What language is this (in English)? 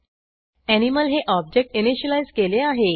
Marathi